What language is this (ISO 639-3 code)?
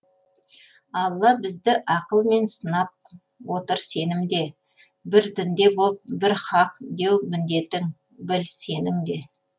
kaz